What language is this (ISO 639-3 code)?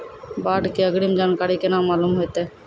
mai